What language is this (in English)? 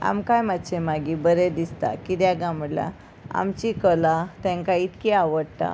Konkani